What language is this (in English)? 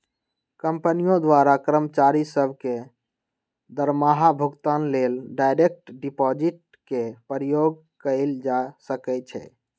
Magahi